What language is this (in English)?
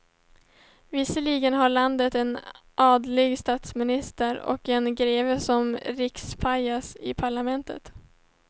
Swedish